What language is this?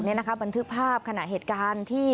Thai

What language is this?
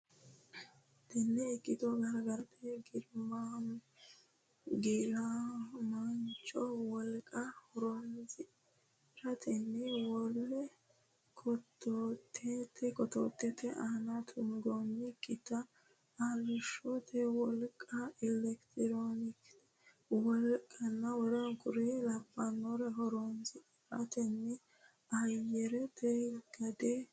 Sidamo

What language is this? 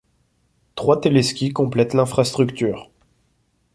French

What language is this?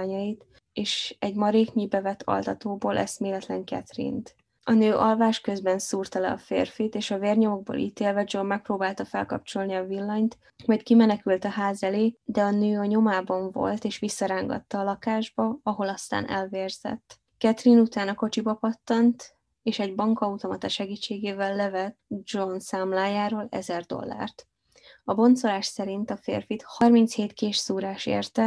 Hungarian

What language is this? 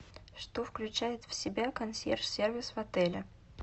Russian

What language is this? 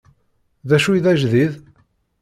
Kabyle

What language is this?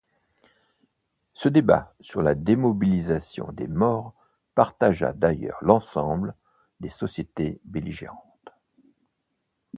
French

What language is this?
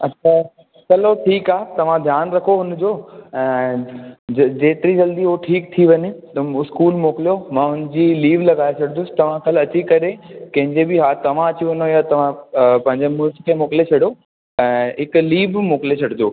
Sindhi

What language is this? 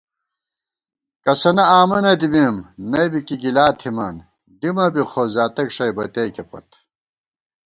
Gawar-Bati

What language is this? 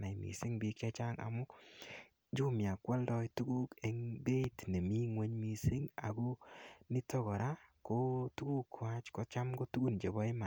Kalenjin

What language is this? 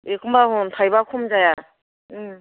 Bodo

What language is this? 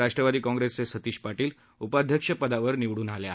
Marathi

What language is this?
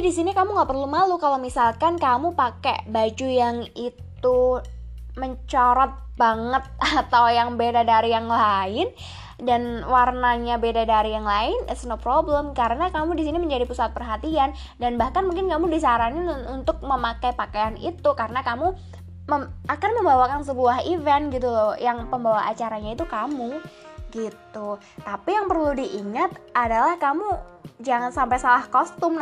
Indonesian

